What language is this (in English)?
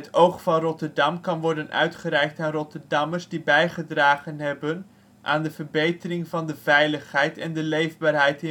Dutch